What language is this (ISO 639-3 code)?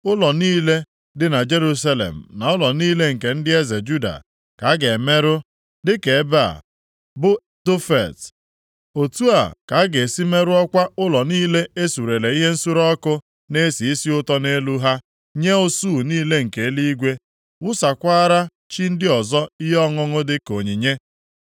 ibo